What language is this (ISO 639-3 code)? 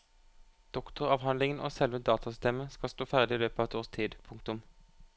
nor